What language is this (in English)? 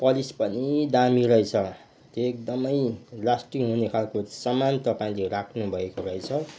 Nepali